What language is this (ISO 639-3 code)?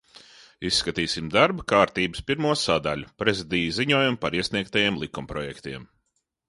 lav